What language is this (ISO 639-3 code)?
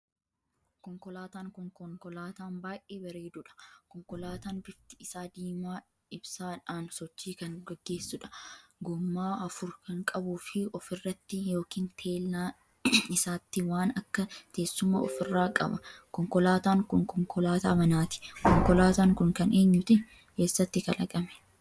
orm